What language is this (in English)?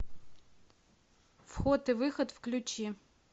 Russian